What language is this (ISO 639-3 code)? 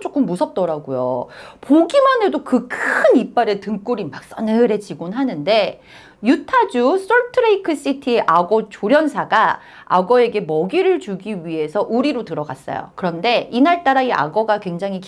kor